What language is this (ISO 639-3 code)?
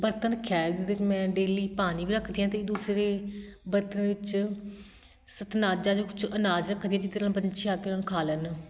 pan